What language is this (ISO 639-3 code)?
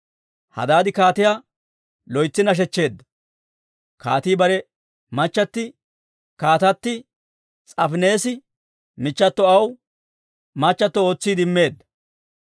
dwr